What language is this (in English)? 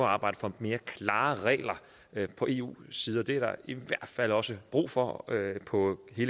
Danish